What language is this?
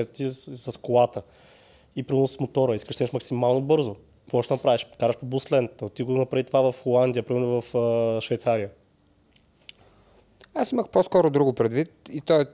Bulgarian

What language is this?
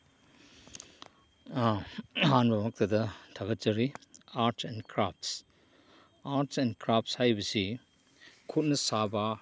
Manipuri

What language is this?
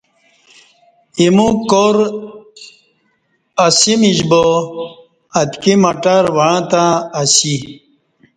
Kati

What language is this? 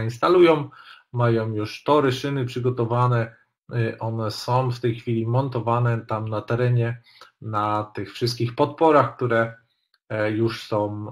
Polish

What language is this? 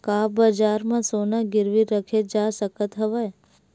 Chhattisgarhi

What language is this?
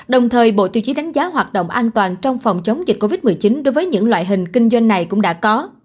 Vietnamese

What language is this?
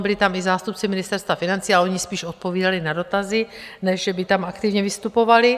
Czech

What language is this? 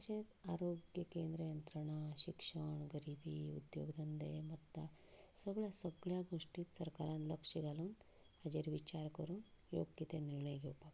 Konkani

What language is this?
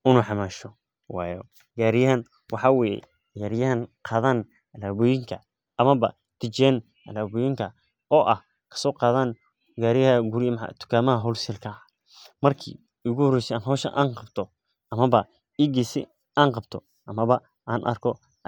Somali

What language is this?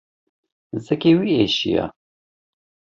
Kurdish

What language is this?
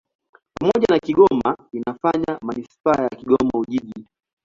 Swahili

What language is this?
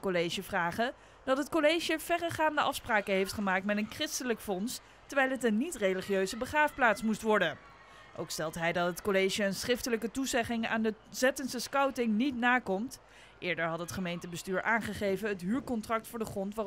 Dutch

